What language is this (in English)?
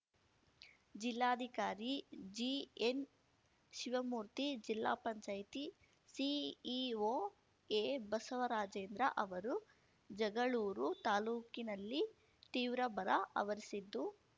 Kannada